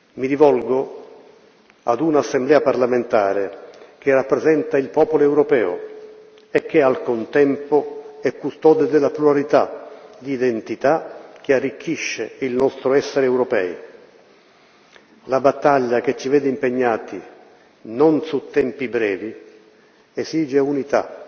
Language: Italian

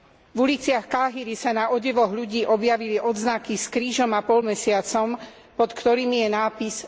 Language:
Slovak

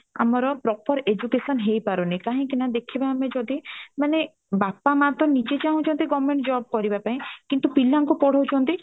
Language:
Odia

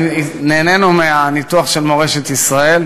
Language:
Hebrew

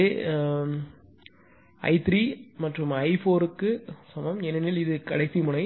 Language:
Tamil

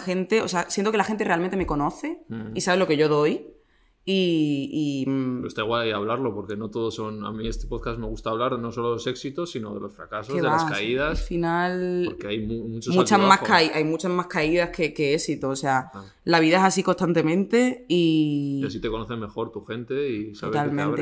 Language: Spanish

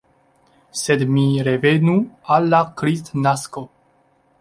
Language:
Esperanto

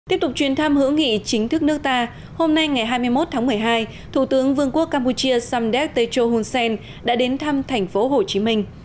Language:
Vietnamese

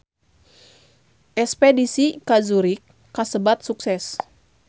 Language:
Sundanese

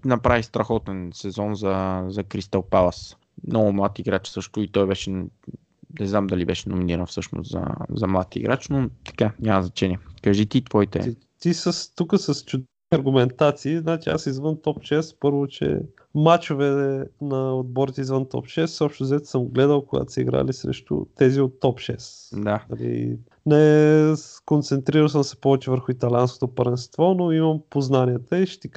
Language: Bulgarian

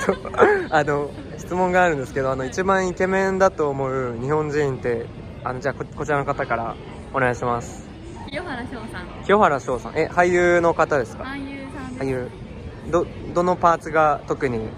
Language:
Japanese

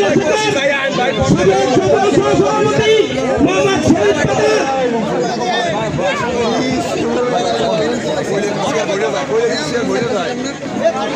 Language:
Turkish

